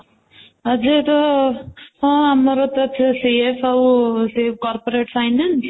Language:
Odia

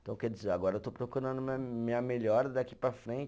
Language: Portuguese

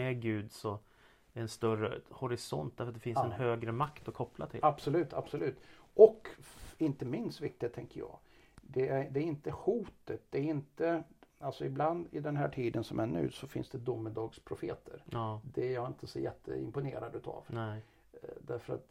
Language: Swedish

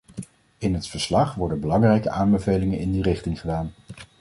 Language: Dutch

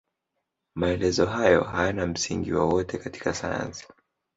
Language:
Swahili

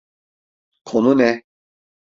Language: Turkish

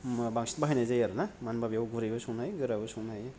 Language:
Bodo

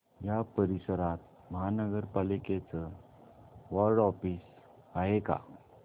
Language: Marathi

